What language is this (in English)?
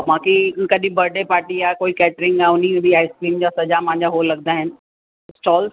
Sindhi